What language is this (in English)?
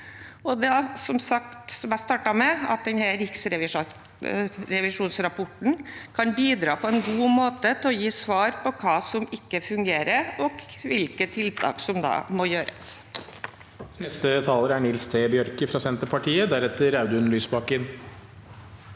Norwegian